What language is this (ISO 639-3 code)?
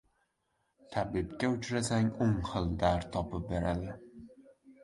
uzb